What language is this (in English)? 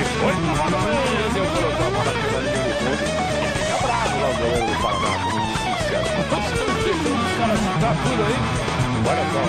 Portuguese